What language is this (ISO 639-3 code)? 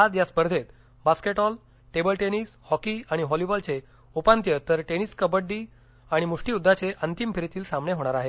mar